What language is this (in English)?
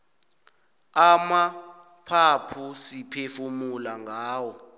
South Ndebele